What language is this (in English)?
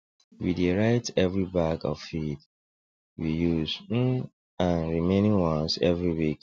Nigerian Pidgin